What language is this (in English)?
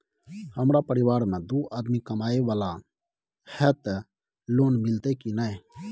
Maithili